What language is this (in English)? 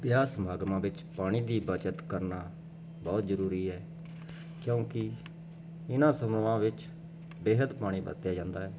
Punjabi